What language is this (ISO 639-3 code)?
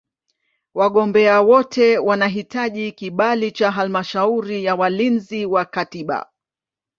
swa